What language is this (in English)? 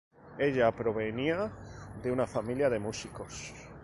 Spanish